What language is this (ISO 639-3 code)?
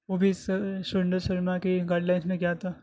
urd